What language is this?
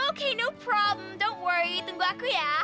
Indonesian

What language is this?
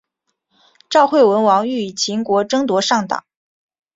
Chinese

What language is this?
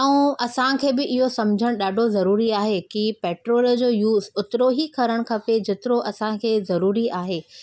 Sindhi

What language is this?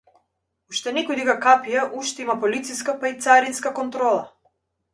Macedonian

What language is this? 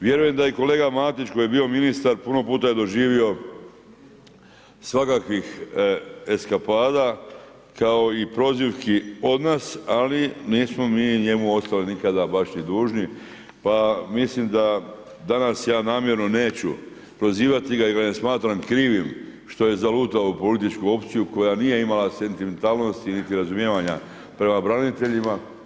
Croatian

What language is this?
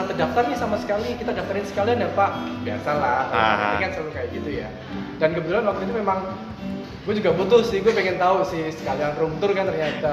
Indonesian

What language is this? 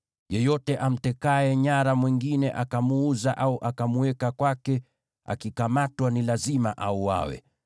Swahili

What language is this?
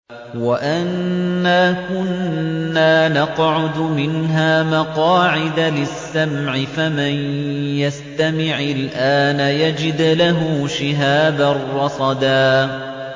Arabic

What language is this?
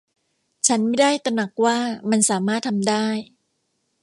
Thai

